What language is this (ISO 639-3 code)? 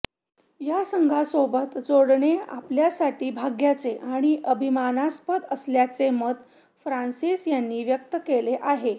mar